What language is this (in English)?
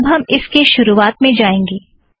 Hindi